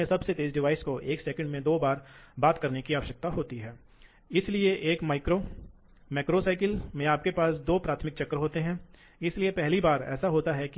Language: Hindi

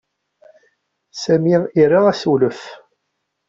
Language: Kabyle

